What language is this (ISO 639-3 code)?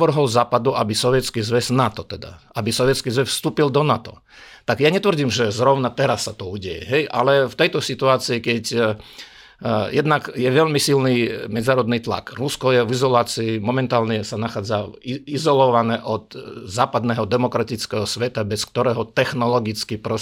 slk